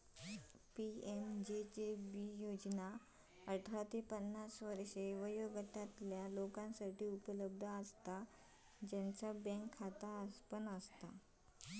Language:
Marathi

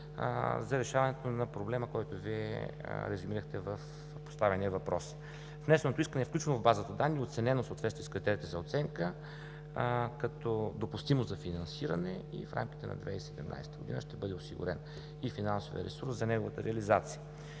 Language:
Bulgarian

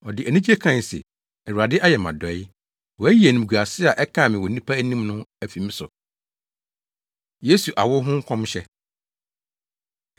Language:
Akan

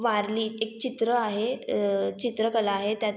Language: Marathi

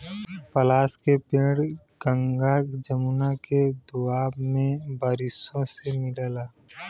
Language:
Bhojpuri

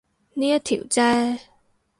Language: Cantonese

